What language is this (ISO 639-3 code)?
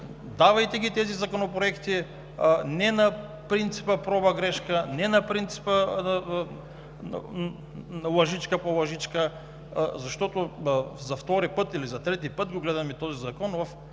bul